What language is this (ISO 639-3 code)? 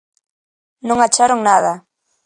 glg